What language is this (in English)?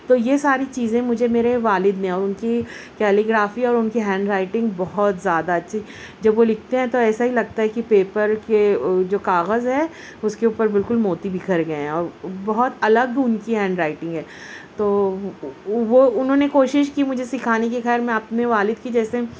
Urdu